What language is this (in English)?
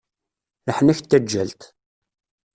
Kabyle